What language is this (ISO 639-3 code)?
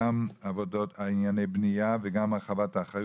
heb